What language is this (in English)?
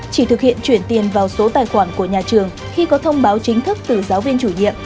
Vietnamese